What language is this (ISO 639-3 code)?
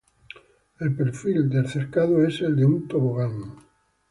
spa